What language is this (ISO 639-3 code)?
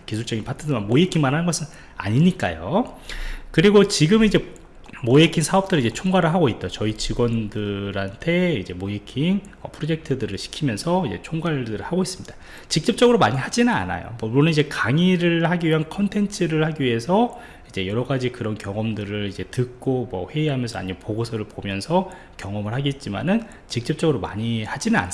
kor